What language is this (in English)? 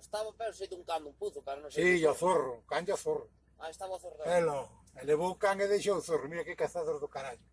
Spanish